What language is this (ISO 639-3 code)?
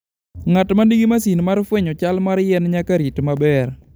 luo